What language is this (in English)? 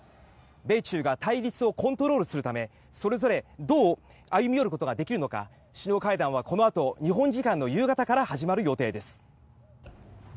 Japanese